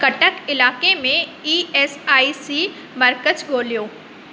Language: Sindhi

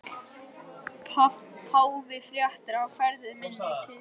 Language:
Icelandic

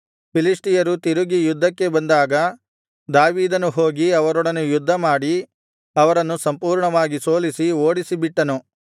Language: Kannada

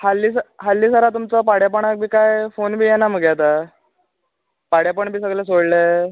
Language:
Konkani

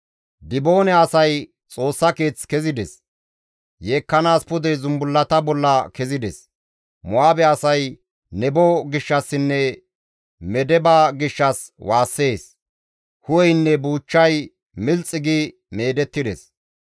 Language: Gamo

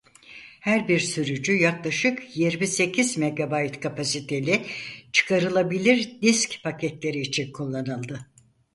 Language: Turkish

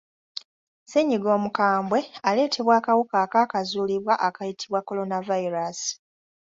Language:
Ganda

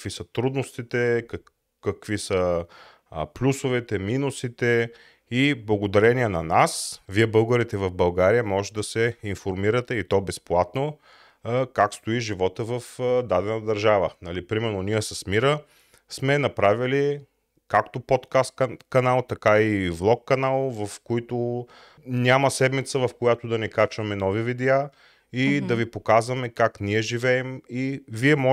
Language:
Bulgarian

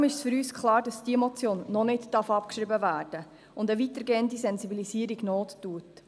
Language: Swiss German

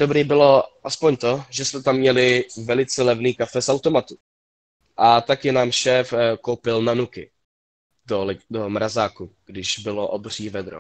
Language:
Czech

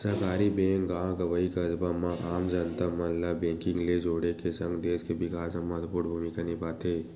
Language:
Chhattisgarhi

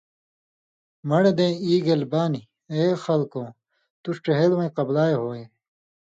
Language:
Indus Kohistani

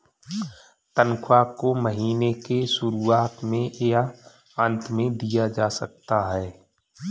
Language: Hindi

